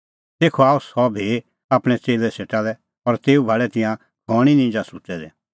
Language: Kullu Pahari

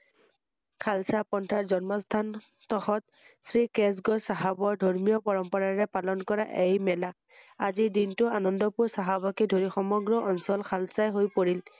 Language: Assamese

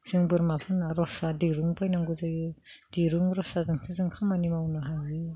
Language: Bodo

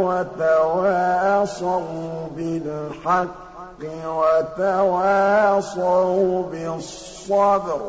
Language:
Arabic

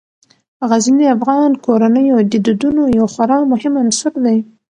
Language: Pashto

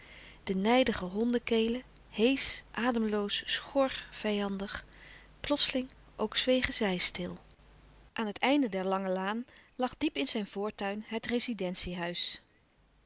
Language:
Dutch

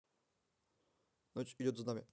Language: Russian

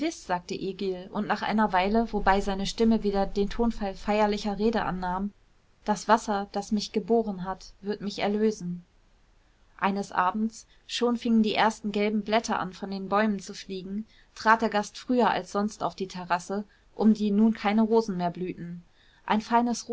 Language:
German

